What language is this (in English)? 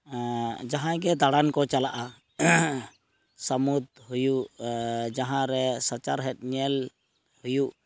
Santali